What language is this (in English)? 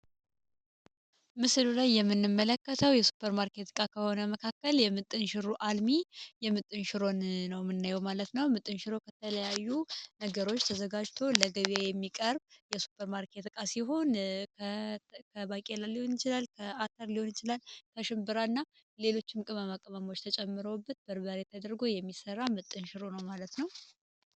Amharic